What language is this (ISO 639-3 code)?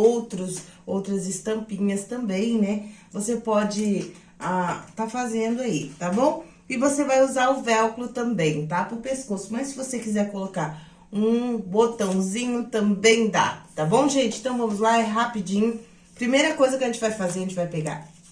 por